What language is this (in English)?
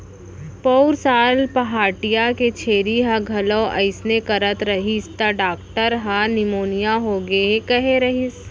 Chhattisgarhi